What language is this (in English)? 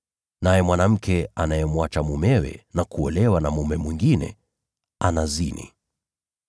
Swahili